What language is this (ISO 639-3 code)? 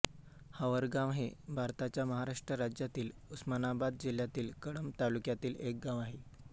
mar